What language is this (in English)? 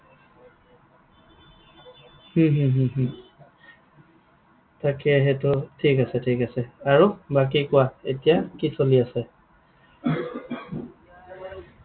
Assamese